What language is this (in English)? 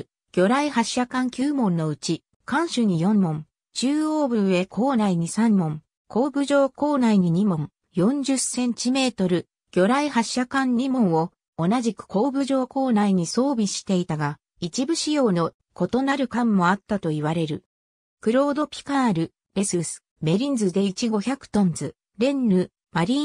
Japanese